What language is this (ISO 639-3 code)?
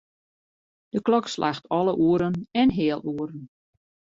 fry